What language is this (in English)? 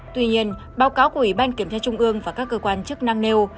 Vietnamese